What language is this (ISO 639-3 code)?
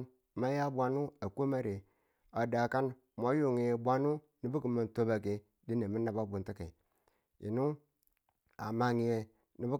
tul